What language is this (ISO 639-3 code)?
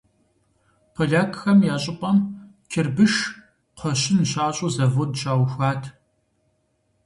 kbd